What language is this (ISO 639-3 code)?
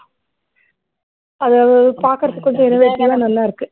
tam